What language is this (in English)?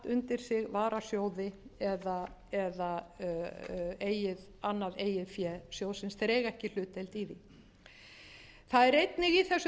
Icelandic